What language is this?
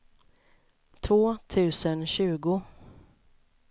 Swedish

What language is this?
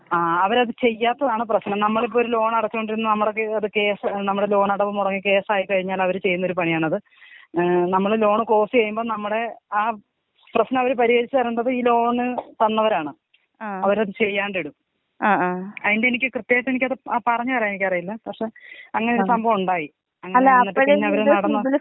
Malayalam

